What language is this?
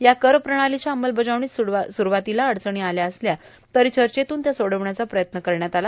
Marathi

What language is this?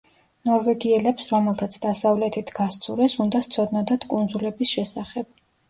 Georgian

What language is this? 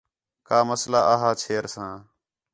Khetrani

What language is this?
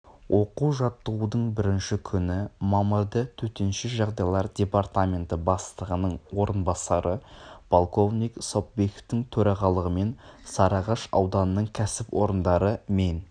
Kazakh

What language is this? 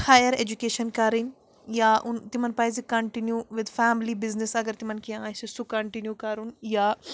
Kashmiri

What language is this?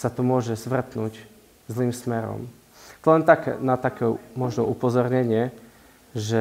Slovak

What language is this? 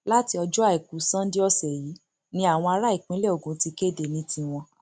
Yoruba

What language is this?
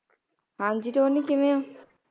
Punjabi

